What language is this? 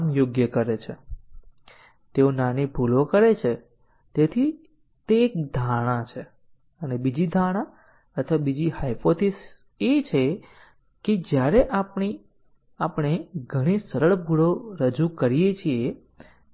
Gujarati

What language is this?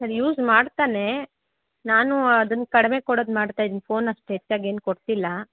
Kannada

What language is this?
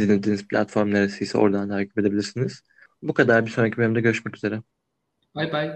Turkish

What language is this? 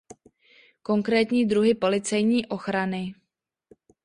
Czech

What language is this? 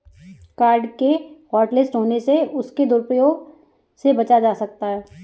Hindi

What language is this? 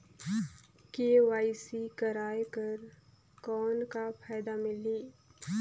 Chhattisgarhi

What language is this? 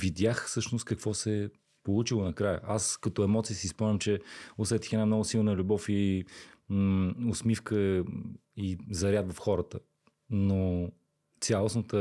Bulgarian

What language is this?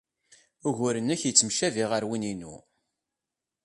Kabyle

